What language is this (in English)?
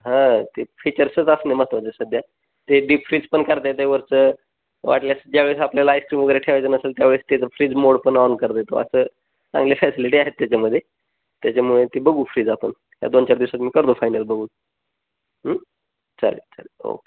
Marathi